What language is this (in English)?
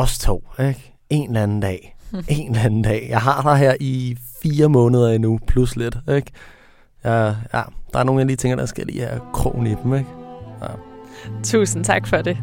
Danish